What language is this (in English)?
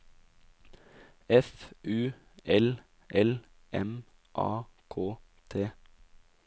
Norwegian